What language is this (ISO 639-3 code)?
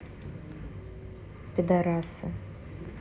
rus